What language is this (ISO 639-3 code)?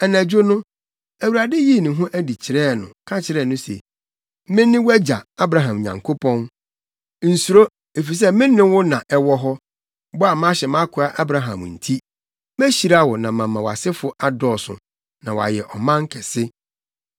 aka